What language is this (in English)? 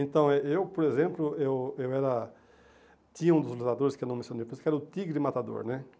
Portuguese